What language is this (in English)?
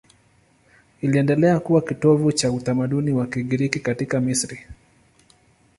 Swahili